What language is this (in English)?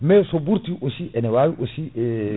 Fula